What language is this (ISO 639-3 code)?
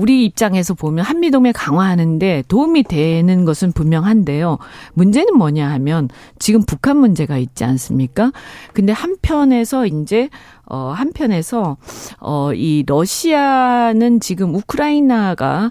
kor